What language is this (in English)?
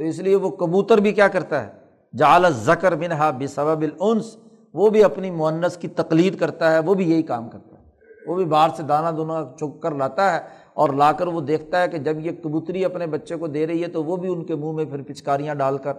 Urdu